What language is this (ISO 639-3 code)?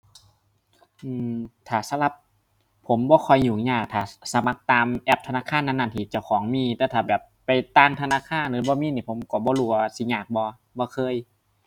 tha